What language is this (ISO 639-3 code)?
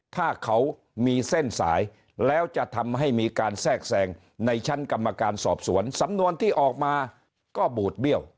tha